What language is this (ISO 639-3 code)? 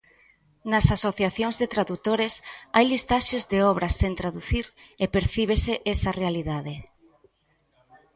glg